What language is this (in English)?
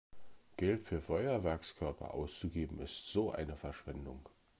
German